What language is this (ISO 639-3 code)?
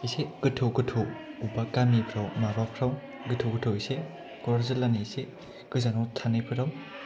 brx